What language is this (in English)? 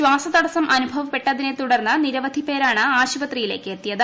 Malayalam